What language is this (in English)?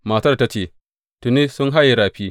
Hausa